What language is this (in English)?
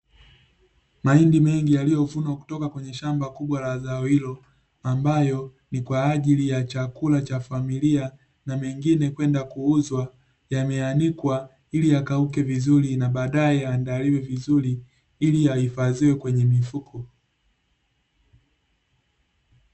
Swahili